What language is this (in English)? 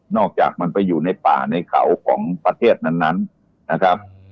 Thai